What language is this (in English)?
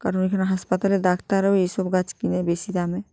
Bangla